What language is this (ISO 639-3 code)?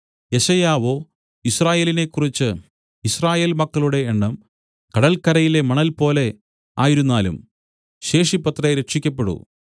mal